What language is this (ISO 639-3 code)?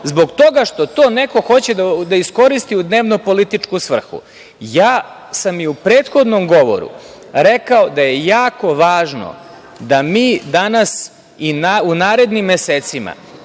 srp